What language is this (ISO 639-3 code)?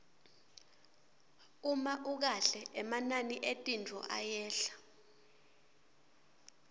ssw